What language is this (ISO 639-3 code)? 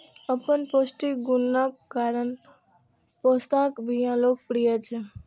mai